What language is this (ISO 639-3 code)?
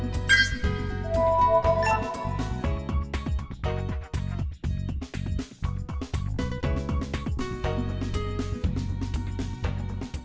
vie